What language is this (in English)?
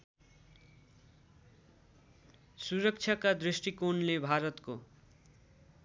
Nepali